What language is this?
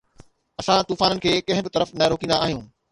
Sindhi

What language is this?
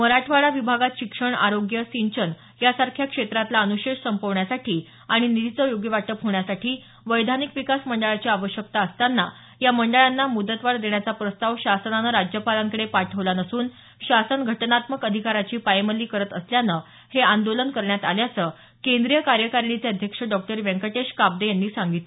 Marathi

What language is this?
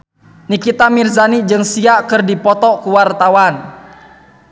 Sundanese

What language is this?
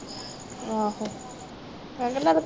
Punjabi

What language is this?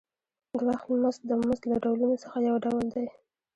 Pashto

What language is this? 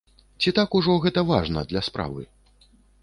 Belarusian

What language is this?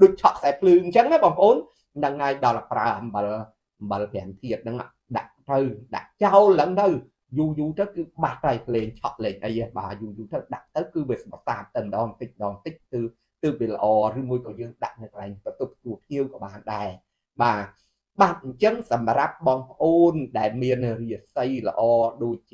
Vietnamese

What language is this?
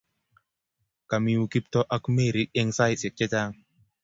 Kalenjin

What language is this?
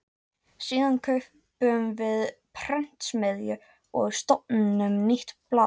Icelandic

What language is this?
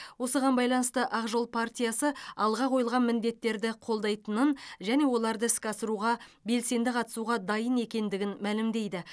Kazakh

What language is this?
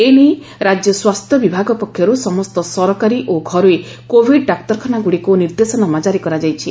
Odia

